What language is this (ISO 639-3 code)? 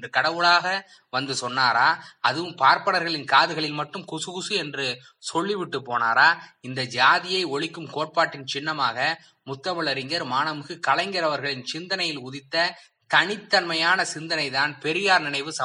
tam